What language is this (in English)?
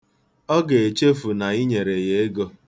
Igbo